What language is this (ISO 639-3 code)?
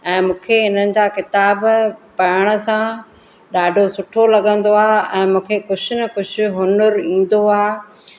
snd